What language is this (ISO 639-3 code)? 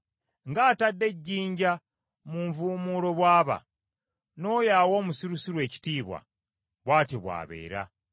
lug